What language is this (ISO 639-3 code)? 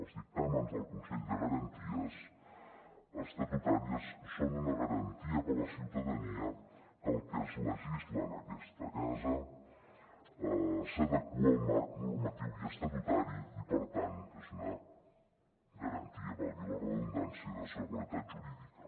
cat